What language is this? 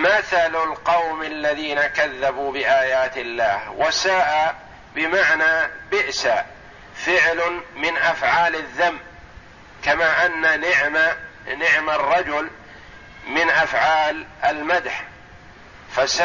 Arabic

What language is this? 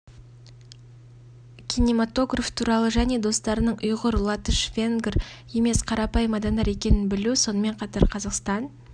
Kazakh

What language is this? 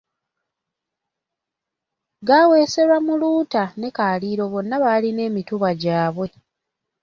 Ganda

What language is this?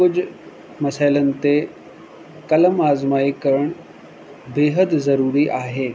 Sindhi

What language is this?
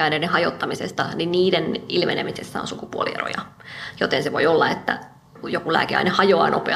Finnish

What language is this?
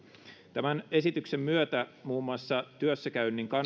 Finnish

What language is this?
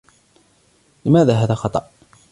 Arabic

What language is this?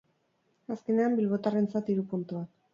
Basque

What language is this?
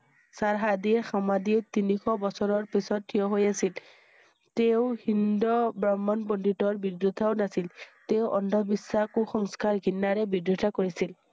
Assamese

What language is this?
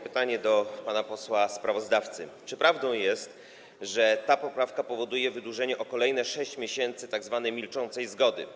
Polish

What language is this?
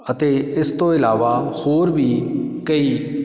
Punjabi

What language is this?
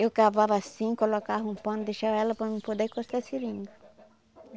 Portuguese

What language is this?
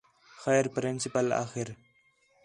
Khetrani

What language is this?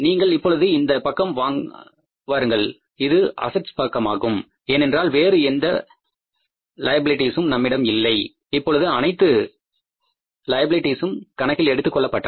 Tamil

